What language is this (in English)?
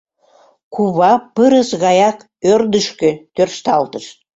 Mari